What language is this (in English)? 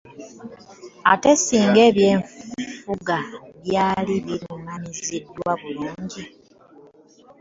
Ganda